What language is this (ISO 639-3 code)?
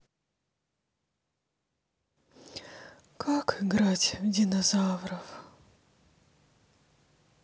rus